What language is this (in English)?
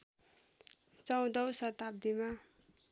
Nepali